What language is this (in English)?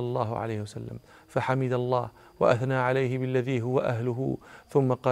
Arabic